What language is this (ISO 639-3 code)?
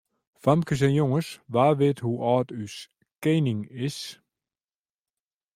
fry